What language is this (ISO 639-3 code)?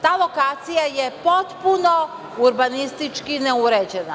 srp